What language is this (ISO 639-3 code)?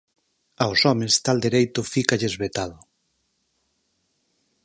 glg